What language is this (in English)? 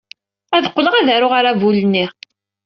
Kabyle